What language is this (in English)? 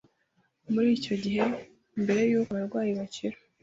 Kinyarwanda